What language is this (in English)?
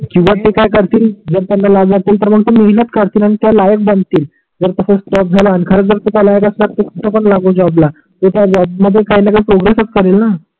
Marathi